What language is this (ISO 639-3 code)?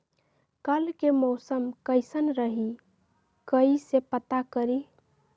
mag